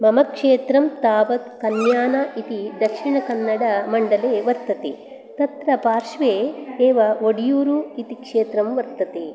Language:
Sanskrit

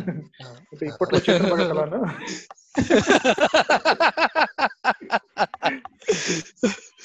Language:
Telugu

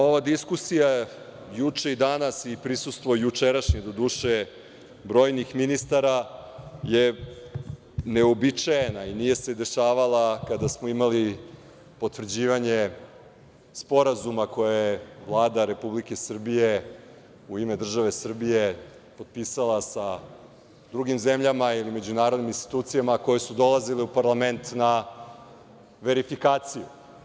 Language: Serbian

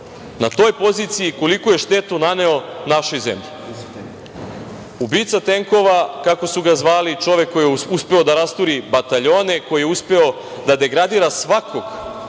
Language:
Serbian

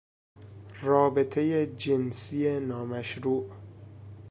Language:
Persian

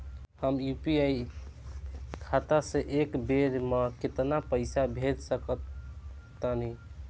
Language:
Bhojpuri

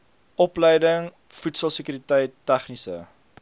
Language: Afrikaans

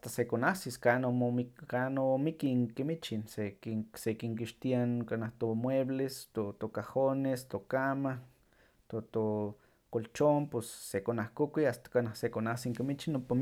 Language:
Huaxcaleca Nahuatl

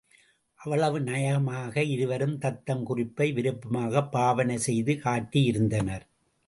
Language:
Tamil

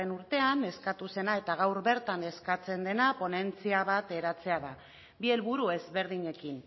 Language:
Basque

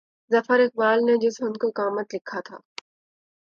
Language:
Urdu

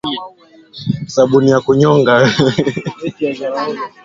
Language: Swahili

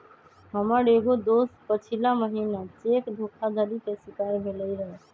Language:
Magahi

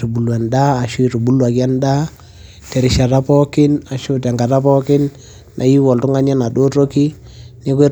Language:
Masai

